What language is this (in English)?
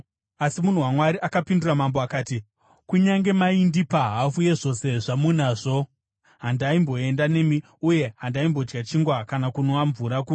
Shona